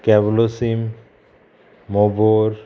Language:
Konkani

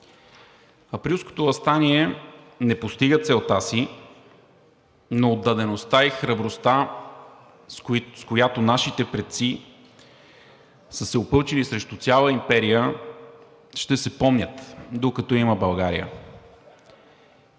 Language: Bulgarian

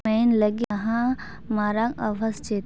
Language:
Santali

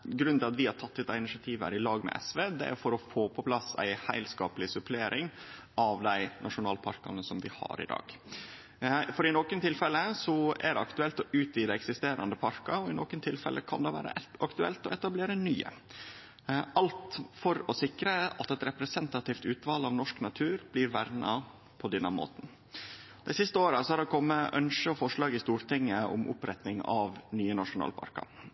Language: Norwegian Nynorsk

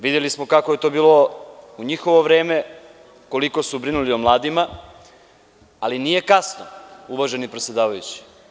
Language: Serbian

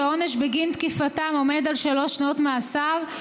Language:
Hebrew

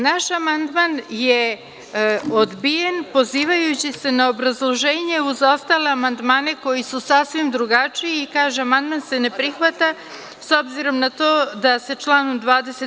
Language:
Serbian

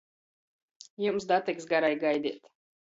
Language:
Latgalian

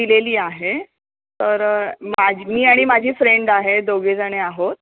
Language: Marathi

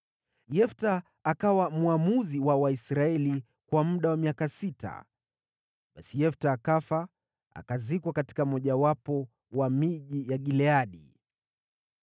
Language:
Swahili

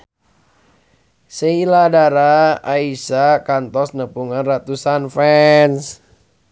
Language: Sundanese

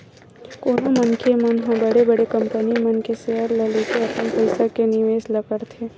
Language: Chhattisgarhi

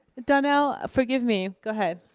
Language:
English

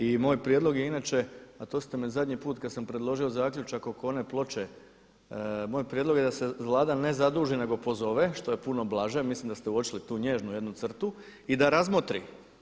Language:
Croatian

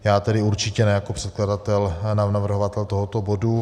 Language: Czech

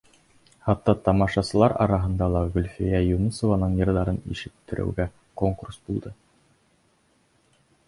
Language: Bashkir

